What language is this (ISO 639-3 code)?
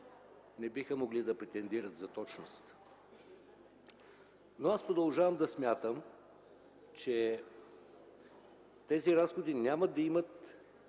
bul